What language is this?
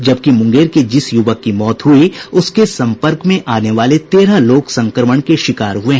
Hindi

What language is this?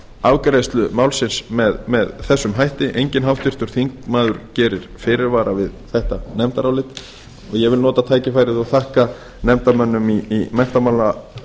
Icelandic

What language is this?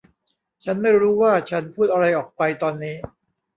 Thai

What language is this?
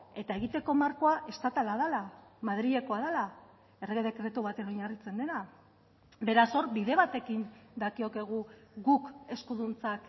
Basque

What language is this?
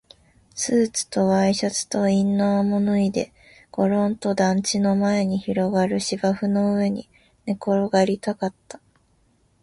Japanese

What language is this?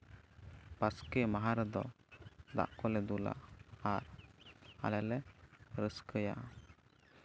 Santali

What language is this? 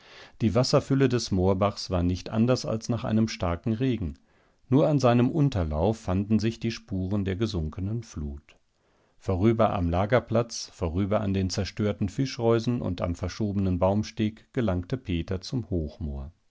German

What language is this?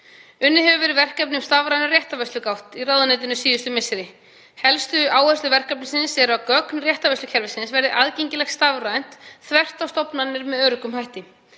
Icelandic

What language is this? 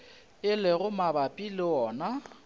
Northern Sotho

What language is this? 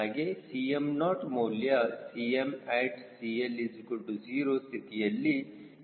Kannada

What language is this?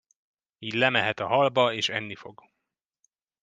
Hungarian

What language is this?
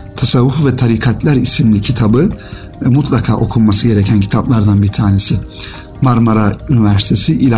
Turkish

